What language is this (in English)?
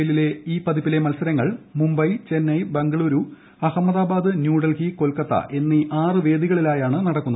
Malayalam